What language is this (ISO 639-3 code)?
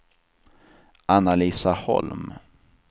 swe